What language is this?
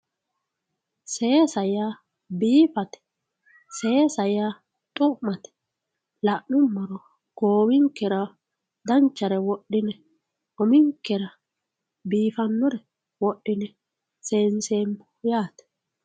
Sidamo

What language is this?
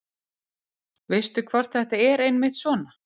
Icelandic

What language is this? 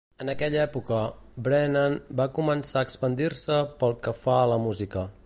Catalan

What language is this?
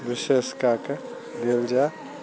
Maithili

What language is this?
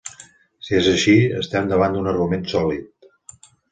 Catalan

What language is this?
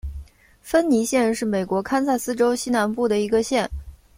Chinese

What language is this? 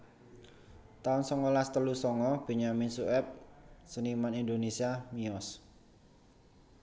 Javanese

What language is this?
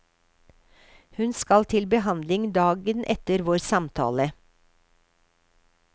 Norwegian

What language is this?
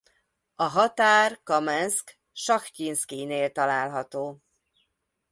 Hungarian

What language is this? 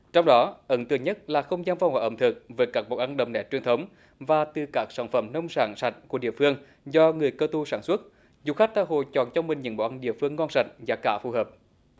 Vietnamese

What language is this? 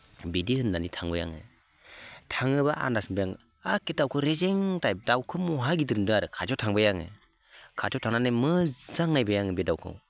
Bodo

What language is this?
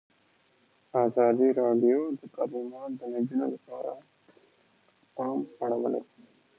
Pashto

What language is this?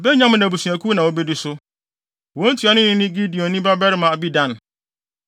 Akan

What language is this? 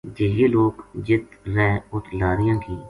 Gujari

